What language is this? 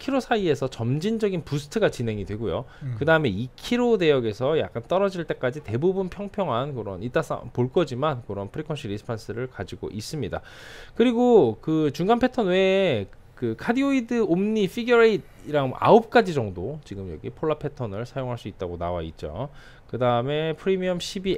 Korean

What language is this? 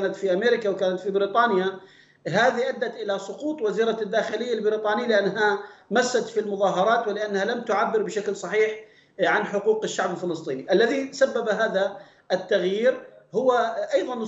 Arabic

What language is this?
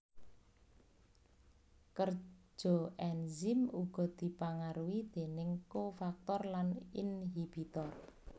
Javanese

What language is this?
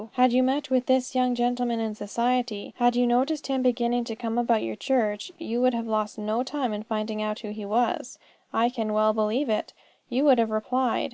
English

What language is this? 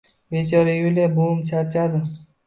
Uzbek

